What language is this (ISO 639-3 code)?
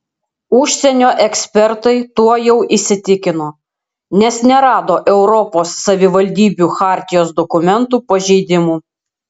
lit